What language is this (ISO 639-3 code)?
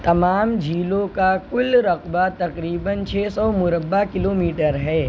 urd